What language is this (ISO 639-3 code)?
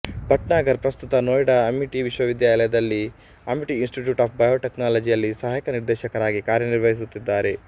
kan